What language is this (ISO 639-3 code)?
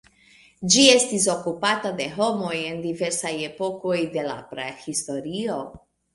epo